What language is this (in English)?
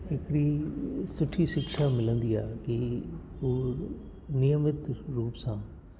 Sindhi